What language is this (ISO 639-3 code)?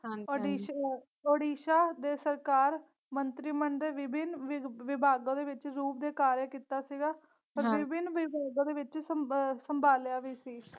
pan